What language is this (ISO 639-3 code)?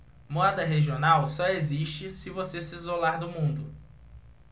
por